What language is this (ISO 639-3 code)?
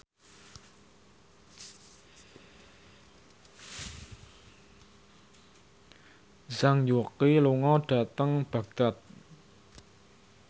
jav